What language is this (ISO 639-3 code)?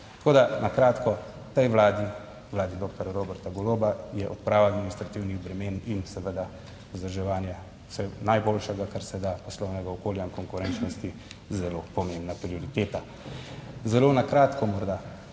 slv